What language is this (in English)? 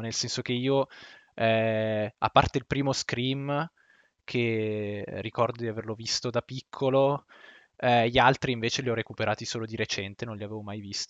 Italian